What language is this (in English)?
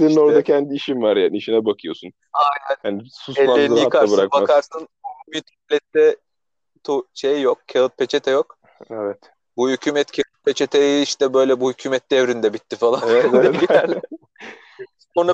Turkish